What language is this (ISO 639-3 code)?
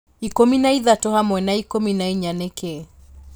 kik